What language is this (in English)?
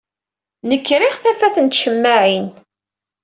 Kabyle